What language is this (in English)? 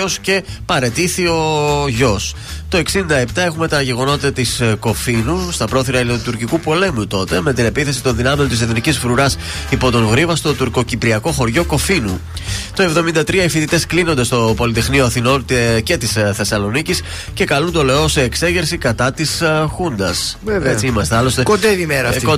Greek